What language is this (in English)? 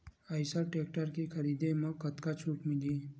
Chhattisgarhi